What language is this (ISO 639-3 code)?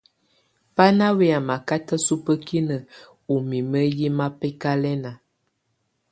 tvu